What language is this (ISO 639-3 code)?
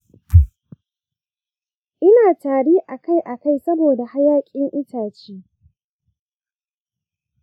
hau